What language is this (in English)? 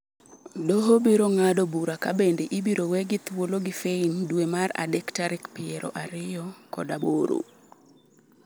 Luo (Kenya and Tanzania)